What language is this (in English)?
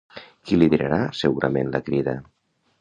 Catalan